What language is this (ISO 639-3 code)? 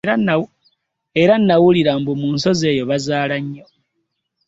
lug